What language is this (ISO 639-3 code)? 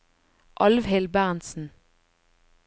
nor